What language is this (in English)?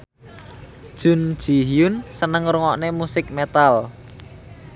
Javanese